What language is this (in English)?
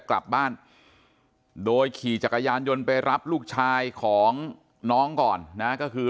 Thai